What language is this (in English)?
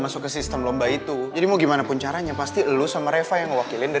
Indonesian